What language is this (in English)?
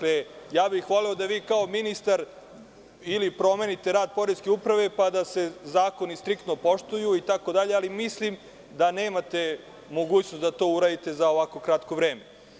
Serbian